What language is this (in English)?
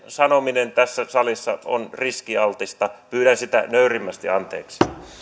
Finnish